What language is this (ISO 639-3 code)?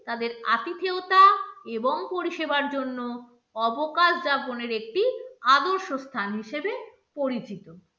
ben